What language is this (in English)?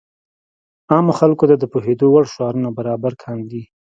Pashto